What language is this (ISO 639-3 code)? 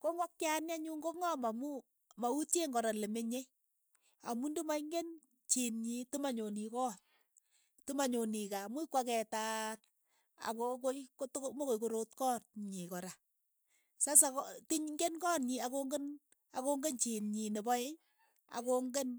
eyo